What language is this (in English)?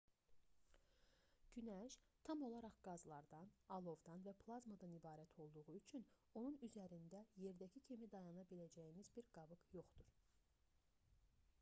Azerbaijani